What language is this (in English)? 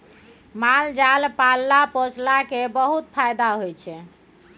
Maithili